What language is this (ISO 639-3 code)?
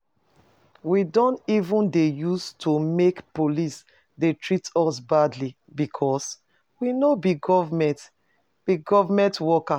pcm